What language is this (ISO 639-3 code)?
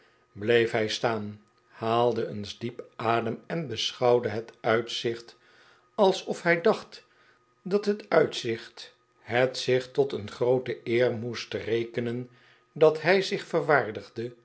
nld